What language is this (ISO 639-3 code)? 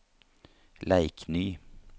nor